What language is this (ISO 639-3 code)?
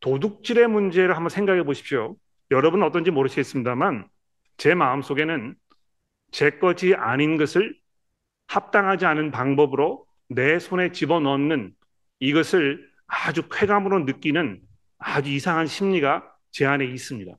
kor